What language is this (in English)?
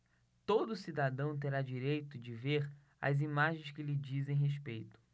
Portuguese